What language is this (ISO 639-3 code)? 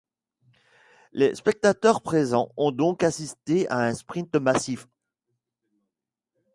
fra